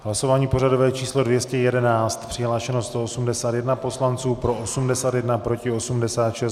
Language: Czech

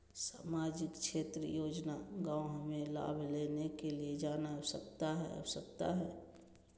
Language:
Magahi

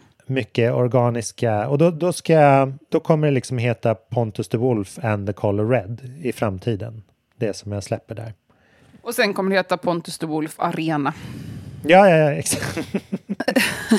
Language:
Swedish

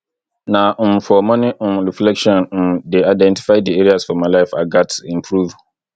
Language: Nigerian Pidgin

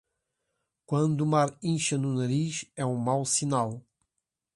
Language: Portuguese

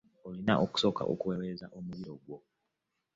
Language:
Ganda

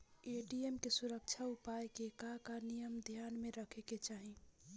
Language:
Bhojpuri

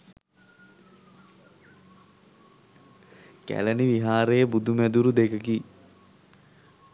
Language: Sinhala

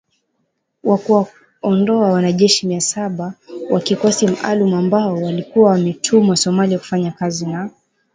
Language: Swahili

